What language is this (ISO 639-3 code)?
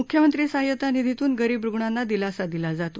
mar